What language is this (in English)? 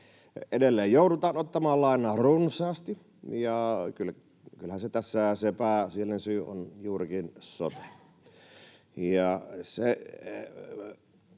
Finnish